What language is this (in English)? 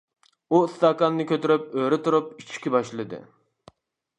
Uyghur